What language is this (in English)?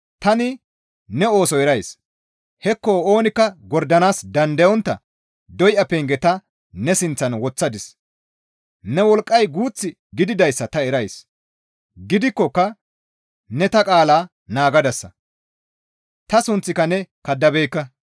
Gamo